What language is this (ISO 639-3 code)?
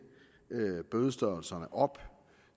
dan